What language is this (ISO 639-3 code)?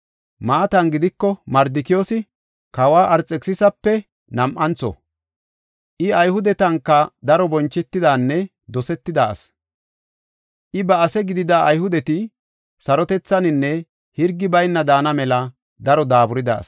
gof